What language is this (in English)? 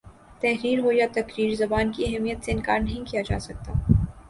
Urdu